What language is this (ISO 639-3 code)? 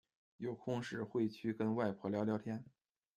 zho